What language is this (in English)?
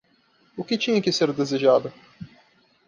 Portuguese